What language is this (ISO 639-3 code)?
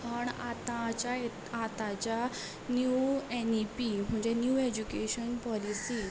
kok